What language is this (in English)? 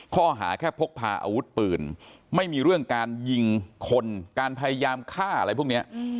Thai